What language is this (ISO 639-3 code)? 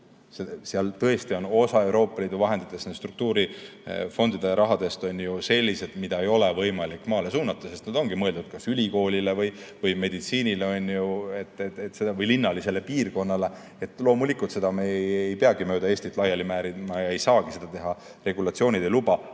est